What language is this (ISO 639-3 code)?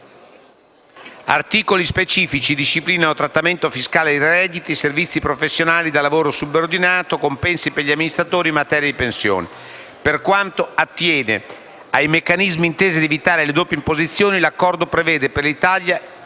ita